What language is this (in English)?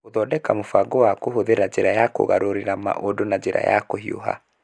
Kikuyu